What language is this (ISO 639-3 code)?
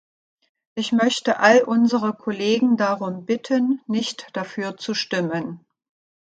deu